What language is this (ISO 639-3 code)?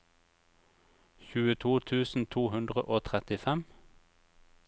nor